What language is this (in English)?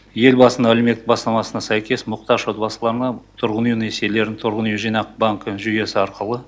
Kazakh